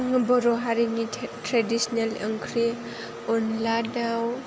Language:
Bodo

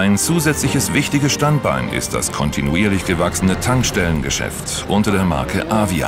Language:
German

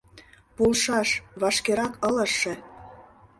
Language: Mari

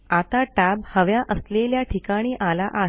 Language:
Marathi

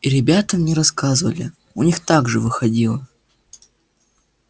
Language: Russian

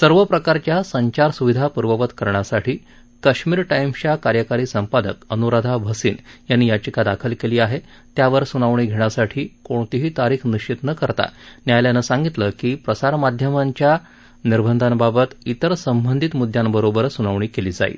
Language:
Marathi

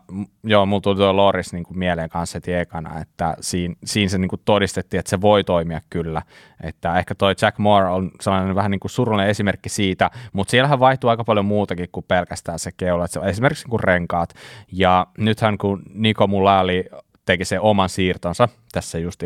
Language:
Finnish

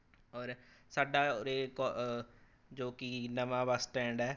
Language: Punjabi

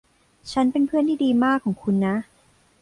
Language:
Thai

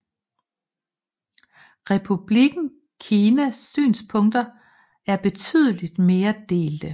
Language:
Danish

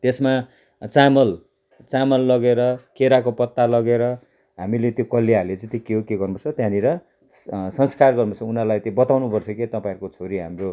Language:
Nepali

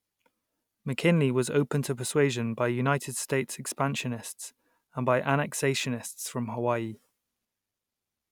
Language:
English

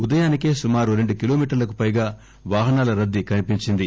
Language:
Telugu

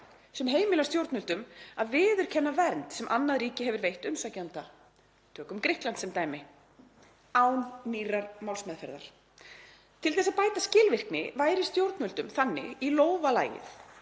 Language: Icelandic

